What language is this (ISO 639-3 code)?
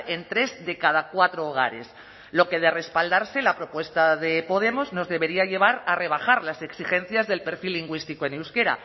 spa